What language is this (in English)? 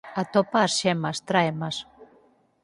Galician